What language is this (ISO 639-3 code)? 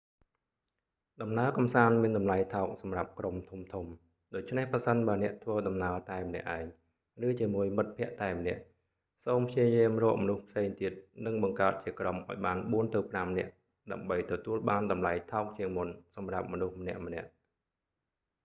khm